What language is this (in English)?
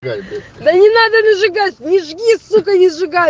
Russian